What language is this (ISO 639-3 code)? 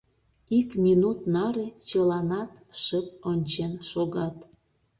chm